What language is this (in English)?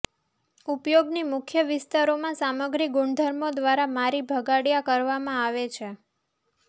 Gujarati